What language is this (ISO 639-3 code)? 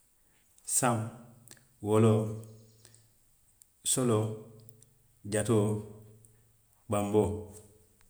mlq